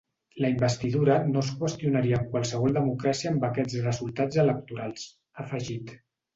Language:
Catalan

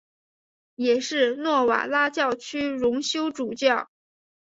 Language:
Chinese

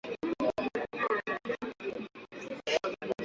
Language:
Swahili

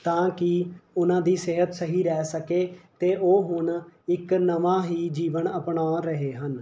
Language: Punjabi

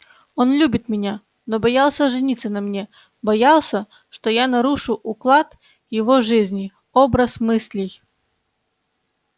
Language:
Russian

